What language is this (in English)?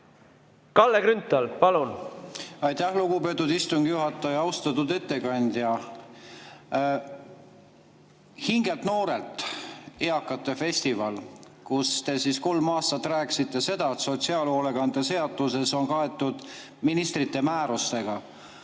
Estonian